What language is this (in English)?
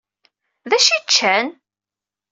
Kabyle